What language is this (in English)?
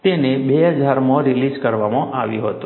Gujarati